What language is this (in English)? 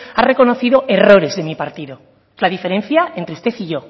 Spanish